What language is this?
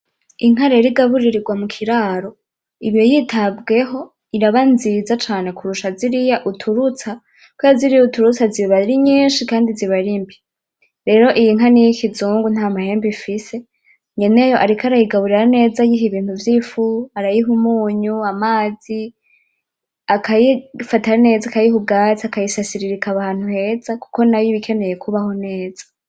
Rundi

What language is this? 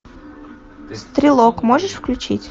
Russian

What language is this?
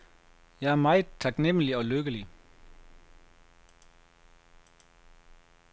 Danish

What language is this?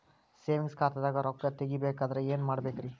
Kannada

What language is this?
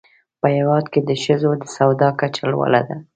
Pashto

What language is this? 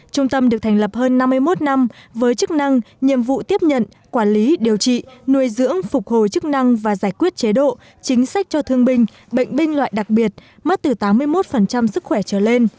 Vietnamese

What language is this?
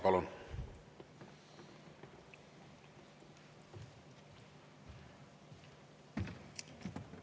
Estonian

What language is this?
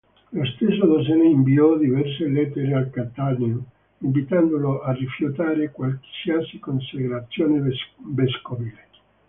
Italian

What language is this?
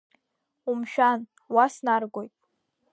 Abkhazian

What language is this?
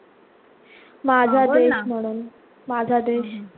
Marathi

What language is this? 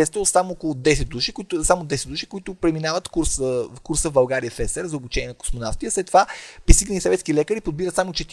Bulgarian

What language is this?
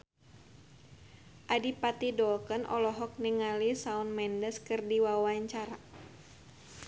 Sundanese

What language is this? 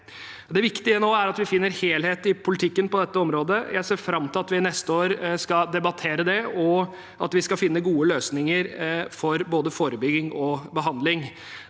Norwegian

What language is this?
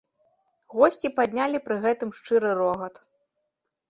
Belarusian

